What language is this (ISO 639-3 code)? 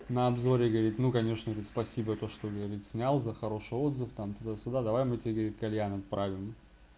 rus